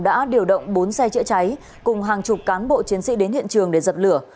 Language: Vietnamese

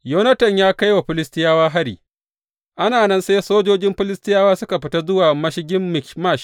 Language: Hausa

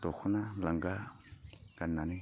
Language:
Bodo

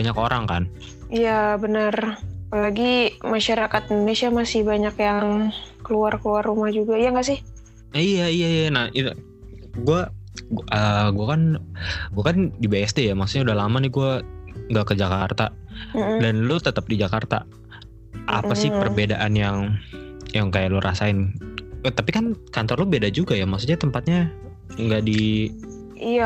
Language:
Indonesian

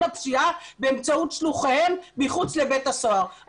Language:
Hebrew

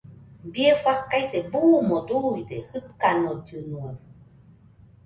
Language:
Nüpode Huitoto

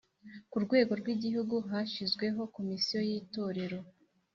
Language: Kinyarwanda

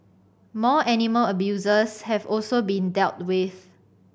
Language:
English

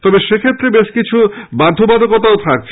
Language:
Bangla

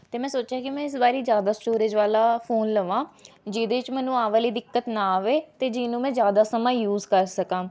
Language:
Punjabi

